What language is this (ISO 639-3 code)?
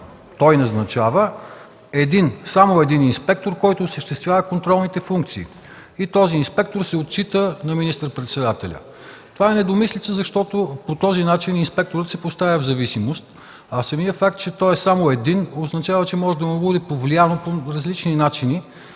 bul